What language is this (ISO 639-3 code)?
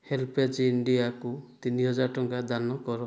ori